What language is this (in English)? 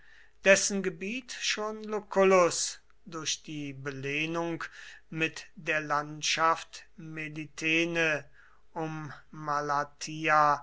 German